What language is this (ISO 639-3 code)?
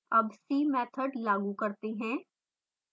hin